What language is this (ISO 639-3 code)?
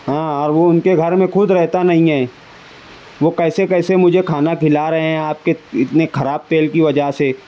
urd